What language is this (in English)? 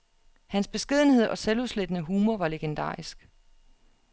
Danish